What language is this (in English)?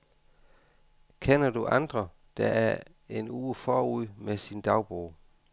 Danish